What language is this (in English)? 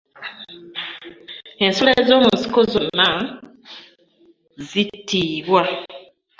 Ganda